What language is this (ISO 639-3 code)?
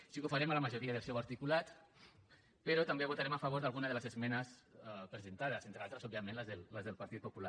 cat